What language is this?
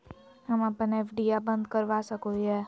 Magahi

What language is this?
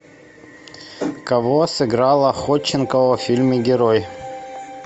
Russian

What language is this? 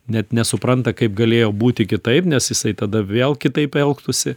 Lithuanian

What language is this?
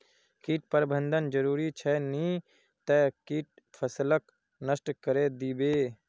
Magahi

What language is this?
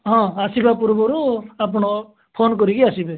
Odia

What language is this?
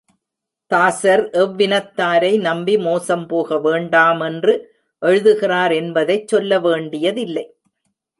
Tamil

